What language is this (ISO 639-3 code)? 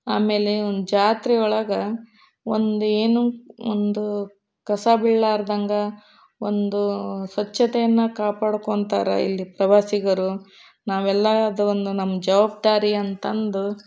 kan